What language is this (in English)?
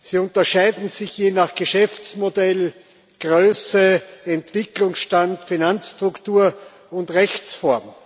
German